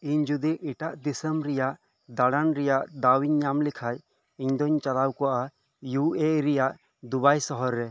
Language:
Santali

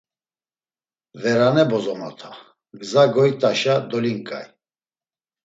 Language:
Laz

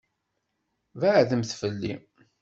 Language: Kabyle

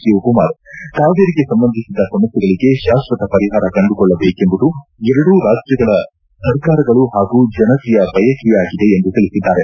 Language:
Kannada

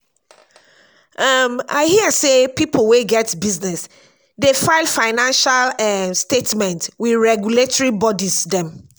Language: Nigerian Pidgin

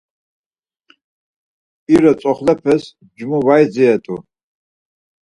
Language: Laz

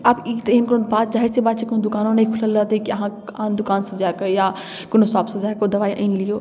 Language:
Maithili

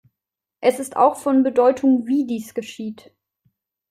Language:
German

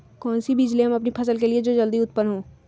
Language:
Magahi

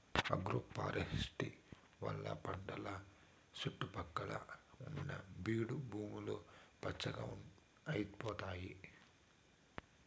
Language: Telugu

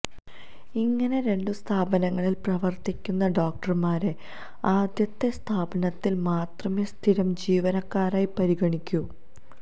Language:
Malayalam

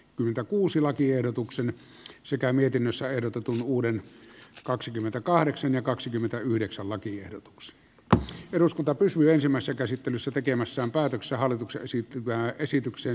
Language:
Finnish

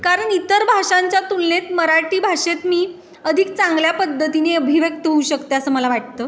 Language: Marathi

